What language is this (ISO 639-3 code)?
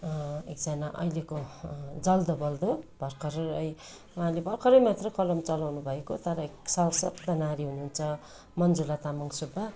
nep